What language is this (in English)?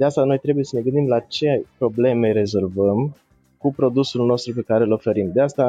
Romanian